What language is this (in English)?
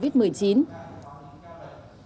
Vietnamese